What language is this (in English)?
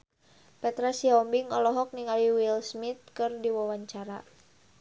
Sundanese